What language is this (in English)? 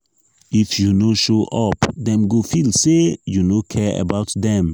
Nigerian Pidgin